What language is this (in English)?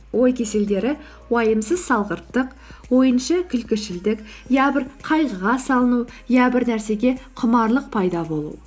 Kazakh